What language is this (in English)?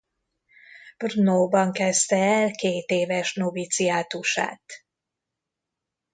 Hungarian